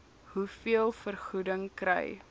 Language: Afrikaans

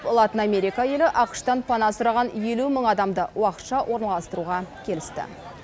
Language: Kazakh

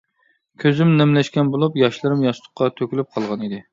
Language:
Uyghur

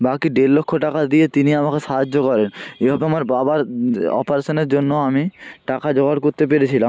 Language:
Bangla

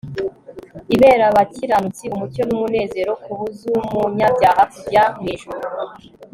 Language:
Kinyarwanda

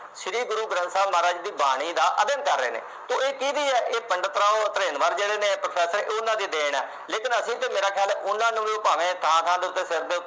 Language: Punjabi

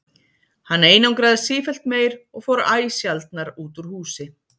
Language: Icelandic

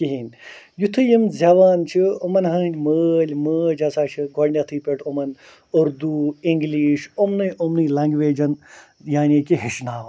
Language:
Kashmiri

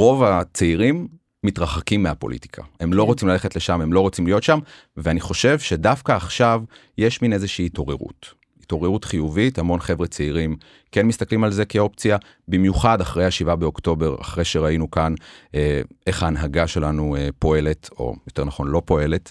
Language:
Hebrew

